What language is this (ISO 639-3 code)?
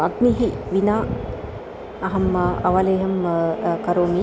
san